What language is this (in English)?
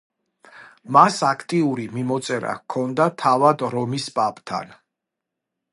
Georgian